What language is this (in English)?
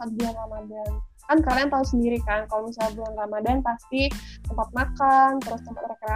Indonesian